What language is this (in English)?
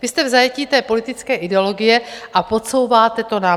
Czech